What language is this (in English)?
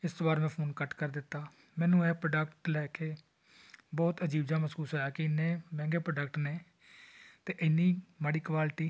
Punjabi